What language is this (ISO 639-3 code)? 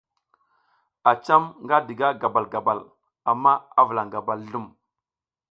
giz